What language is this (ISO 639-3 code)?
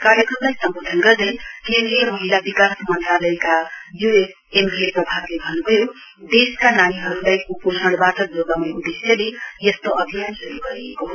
nep